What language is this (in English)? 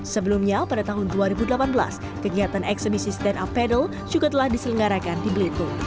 Indonesian